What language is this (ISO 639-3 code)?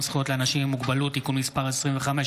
heb